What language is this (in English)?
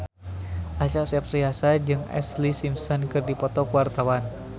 Sundanese